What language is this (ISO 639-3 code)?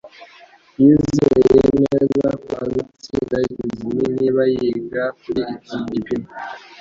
kin